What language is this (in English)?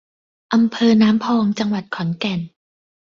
Thai